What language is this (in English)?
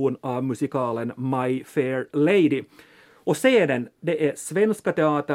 Swedish